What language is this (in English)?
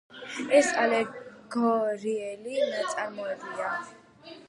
Georgian